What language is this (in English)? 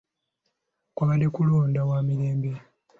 Ganda